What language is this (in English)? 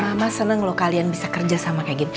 Indonesian